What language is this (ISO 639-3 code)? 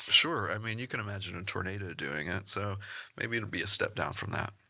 eng